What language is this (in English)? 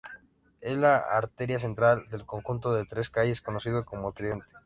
Spanish